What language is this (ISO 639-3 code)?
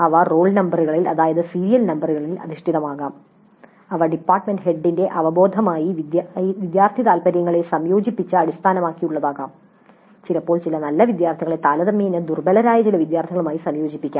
mal